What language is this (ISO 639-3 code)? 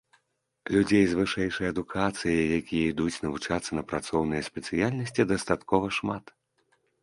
bel